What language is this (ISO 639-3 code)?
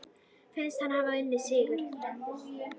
isl